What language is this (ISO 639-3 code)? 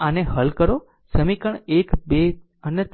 guj